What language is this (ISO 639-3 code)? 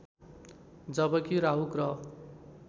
nep